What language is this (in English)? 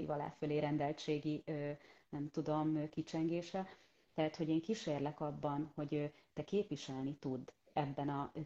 Hungarian